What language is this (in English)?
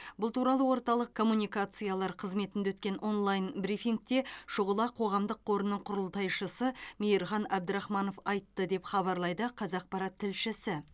Kazakh